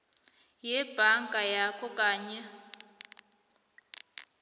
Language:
South Ndebele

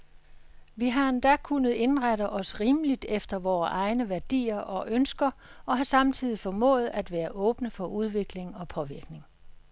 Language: Danish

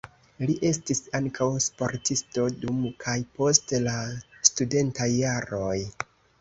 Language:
Esperanto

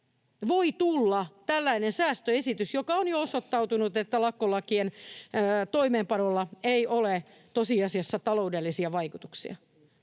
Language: Finnish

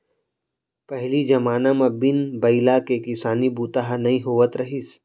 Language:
Chhattisgarhi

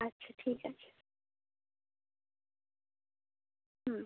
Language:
Bangla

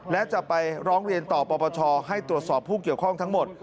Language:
Thai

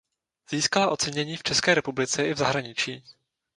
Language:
Czech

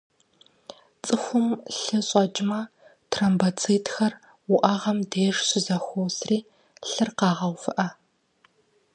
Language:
Kabardian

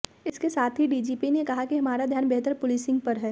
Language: Hindi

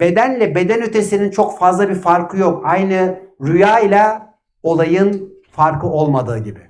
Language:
Turkish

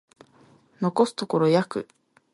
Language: Japanese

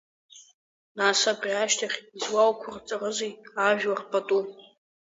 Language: Abkhazian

